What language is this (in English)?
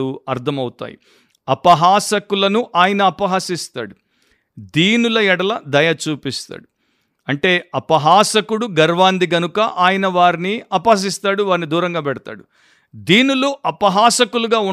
Telugu